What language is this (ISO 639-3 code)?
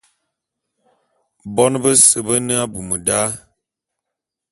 bum